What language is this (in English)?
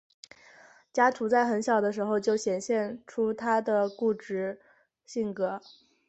Chinese